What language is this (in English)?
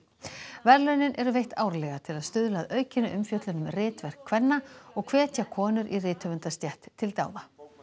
Icelandic